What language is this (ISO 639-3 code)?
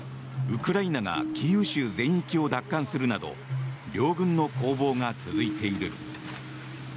jpn